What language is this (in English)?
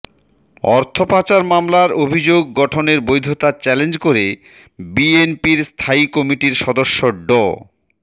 Bangla